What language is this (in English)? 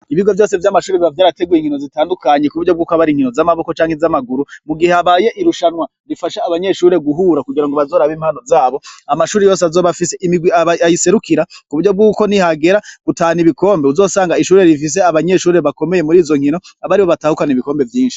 Rundi